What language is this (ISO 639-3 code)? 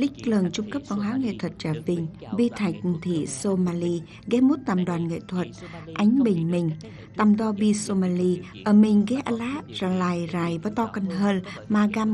vie